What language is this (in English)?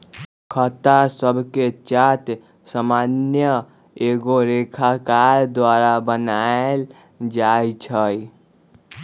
Magahi